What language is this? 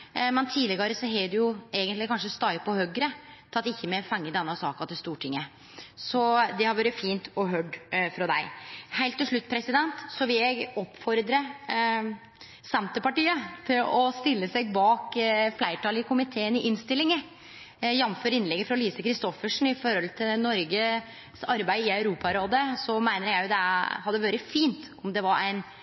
Norwegian Nynorsk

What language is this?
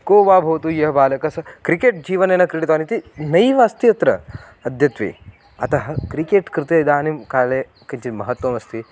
Sanskrit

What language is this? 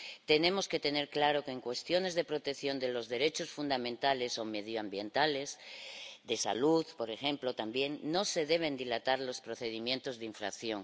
Spanish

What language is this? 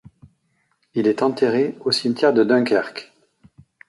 French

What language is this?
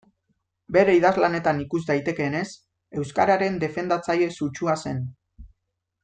Basque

